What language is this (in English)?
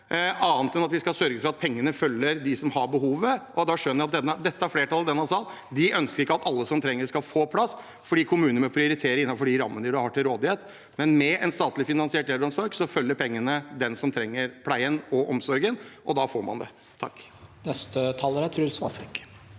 Norwegian